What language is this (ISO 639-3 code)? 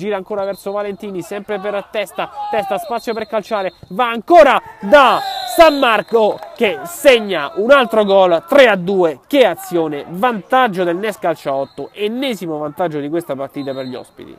ita